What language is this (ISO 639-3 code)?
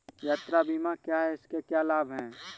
hin